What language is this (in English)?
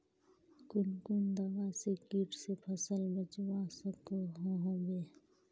Magahi